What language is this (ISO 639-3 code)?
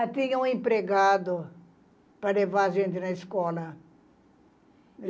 por